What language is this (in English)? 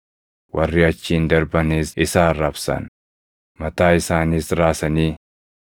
Oromo